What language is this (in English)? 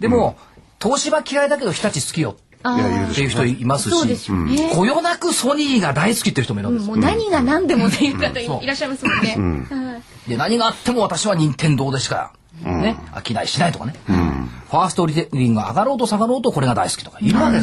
Japanese